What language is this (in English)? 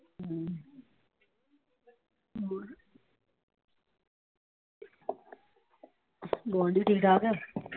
Punjabi